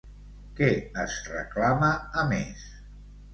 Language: Catalan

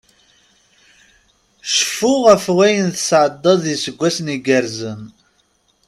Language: Kabyle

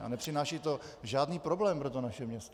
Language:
Czech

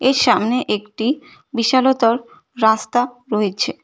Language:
Bangla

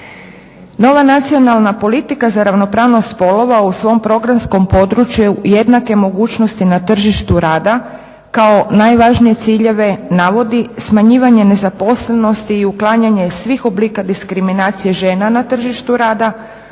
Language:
Croatian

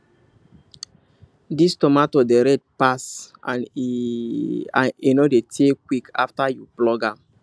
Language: Nigerian Pidgin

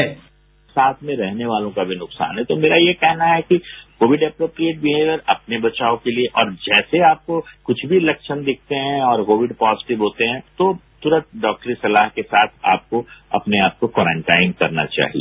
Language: Hindi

